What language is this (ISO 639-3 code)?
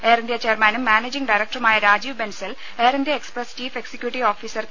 mal